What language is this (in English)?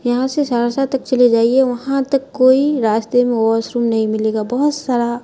Urdu